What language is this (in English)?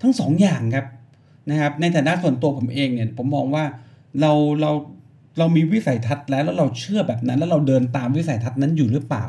Thai